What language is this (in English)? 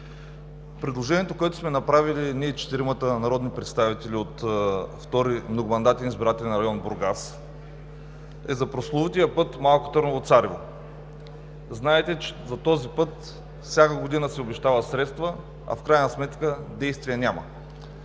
Bulgarian